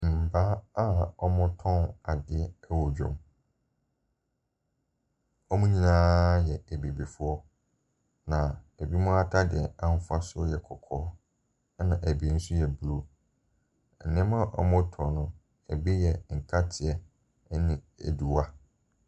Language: Akan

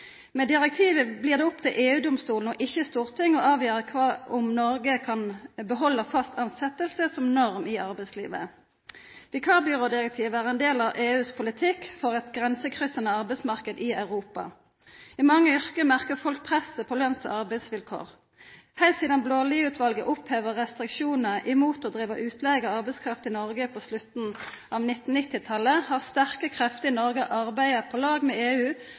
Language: Norwegian Nynorsk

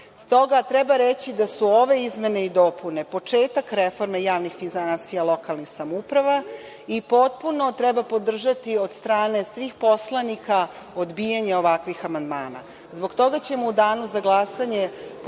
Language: Serbian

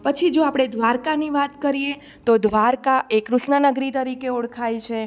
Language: Gujarati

